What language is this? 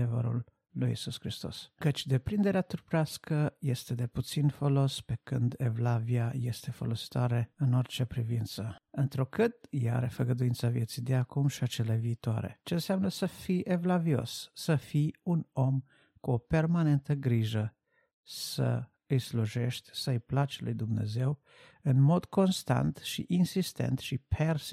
Romanian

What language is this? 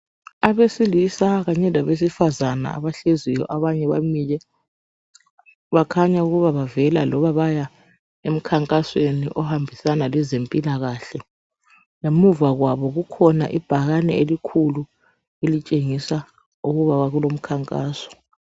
North Ndebele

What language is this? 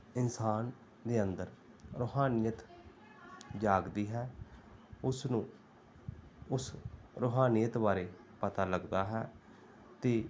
Punjabi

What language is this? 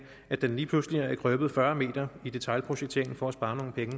Danish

